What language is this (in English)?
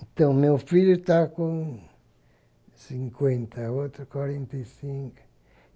Portuguese